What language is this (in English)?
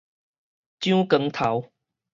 Min Nan Chinese